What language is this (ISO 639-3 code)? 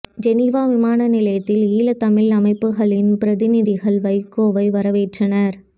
tam